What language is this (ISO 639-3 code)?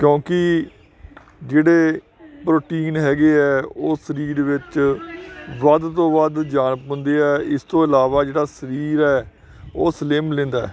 pan